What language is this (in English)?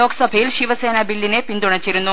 Malayalam